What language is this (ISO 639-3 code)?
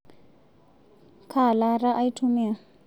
mas